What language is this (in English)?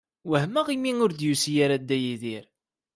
Kabyle